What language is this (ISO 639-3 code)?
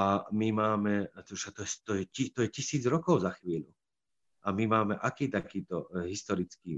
slk